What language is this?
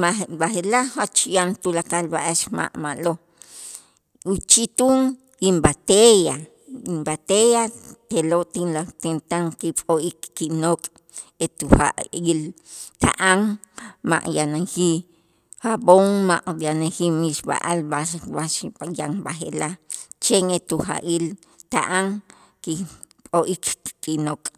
Itzá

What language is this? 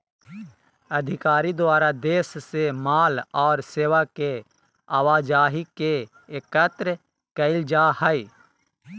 Magahi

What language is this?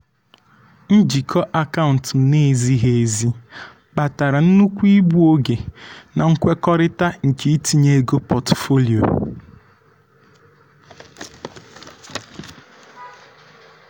Igbo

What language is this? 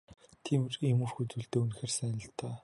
Mongolian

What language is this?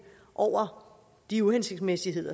Danish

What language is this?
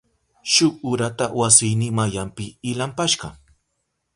Southern Pastaza Quechua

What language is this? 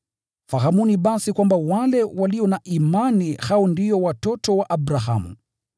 Swahili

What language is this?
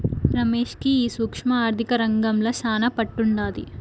Telugu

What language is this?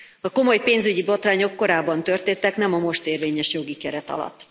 Hungarian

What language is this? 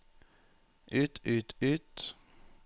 Norwegian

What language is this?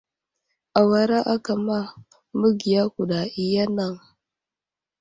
Wuzlam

